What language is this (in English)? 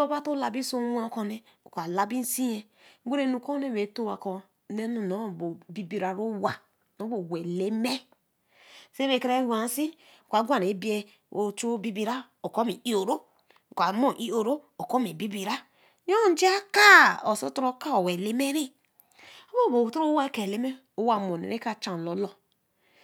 Eleme